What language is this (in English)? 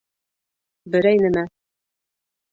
Bashkir